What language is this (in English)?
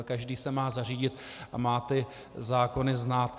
Czech